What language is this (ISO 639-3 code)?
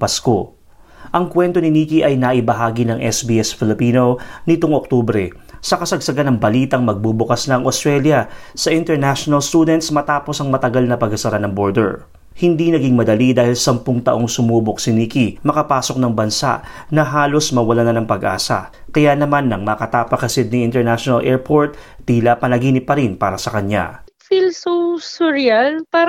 fil